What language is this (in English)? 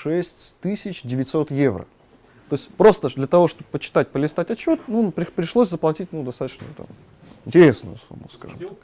Russian